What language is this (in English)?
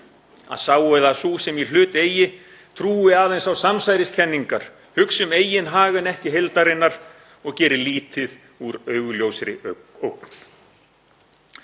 Icelandic